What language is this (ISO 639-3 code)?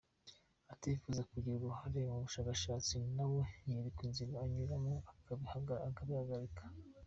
kin